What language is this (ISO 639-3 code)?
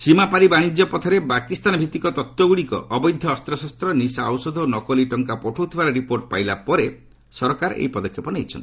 ori